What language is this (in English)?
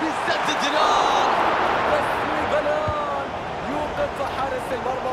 Arabic